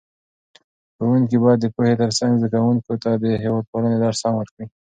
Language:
Pashto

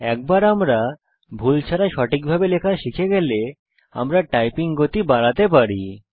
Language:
Bangla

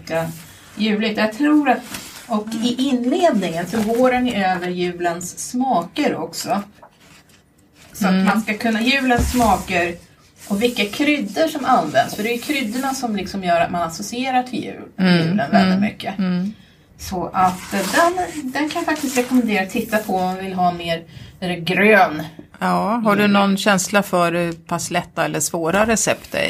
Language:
Swedish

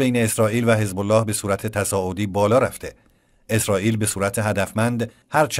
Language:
Persian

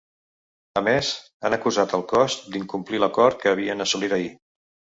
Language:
Catalan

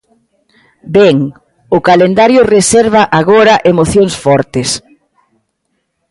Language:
Galician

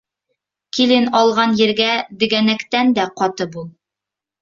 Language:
Bashkir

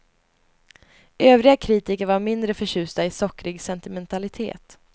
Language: Swedish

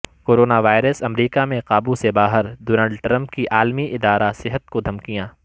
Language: Urdu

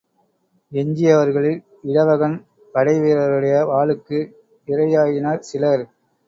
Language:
Tamil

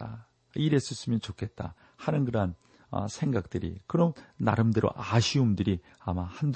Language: Korean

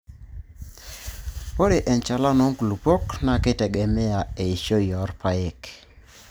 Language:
Masai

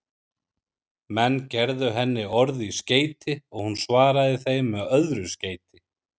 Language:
Icelandic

